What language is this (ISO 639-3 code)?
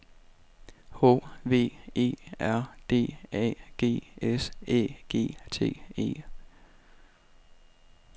dan